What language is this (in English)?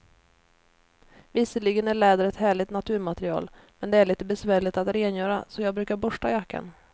Swedish